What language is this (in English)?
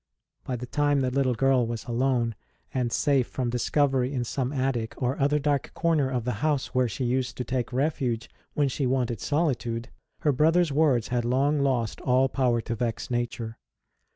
English